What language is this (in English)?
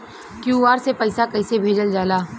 Bhojpuri